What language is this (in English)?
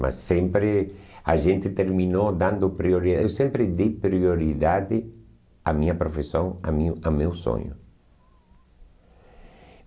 Portuguese